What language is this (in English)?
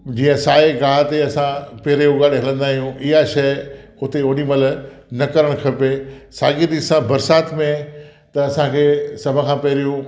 Sindhi